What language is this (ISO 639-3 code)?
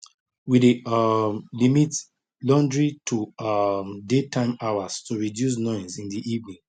pcm